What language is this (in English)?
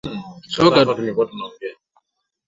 Swahili